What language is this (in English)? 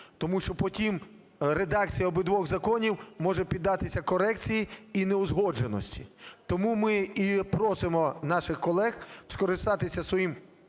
Ukrainian